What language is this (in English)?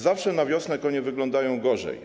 Polish